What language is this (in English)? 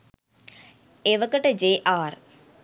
Sinhala